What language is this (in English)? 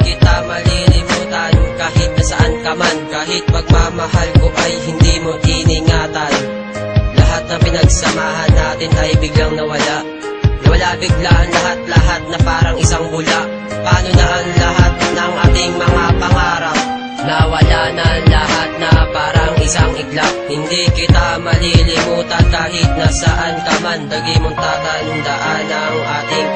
Vietnamese